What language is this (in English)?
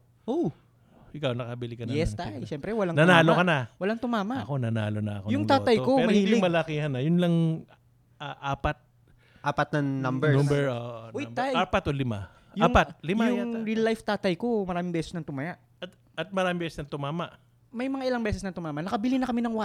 Filipino